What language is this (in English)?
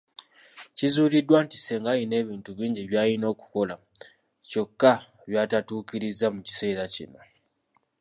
Ganda